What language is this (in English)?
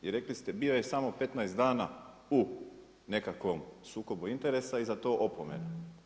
Croatian